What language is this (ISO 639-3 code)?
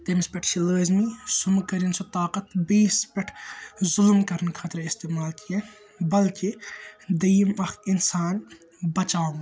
kas